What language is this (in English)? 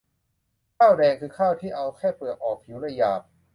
Thai